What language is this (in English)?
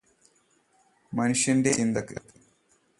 Malayalam